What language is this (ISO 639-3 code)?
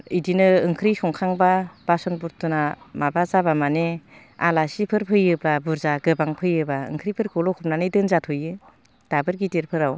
brx